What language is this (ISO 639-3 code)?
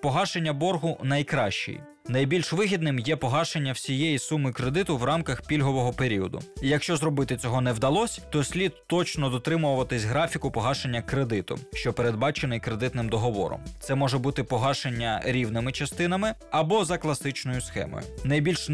ukr